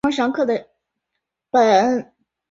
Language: Chinese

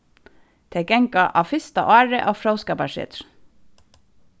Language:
Faroese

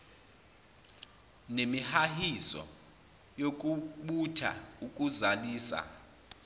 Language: Zulu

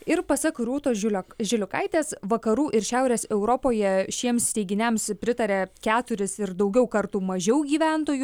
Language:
Lithuanian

